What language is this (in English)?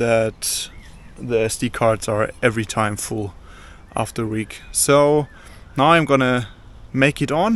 English